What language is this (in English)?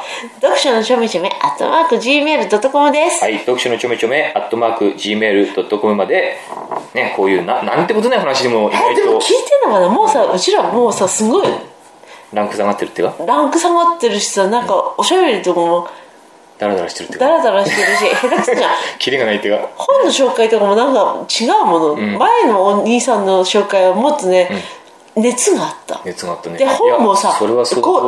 Japanese